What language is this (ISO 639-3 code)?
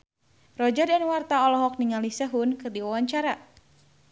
sun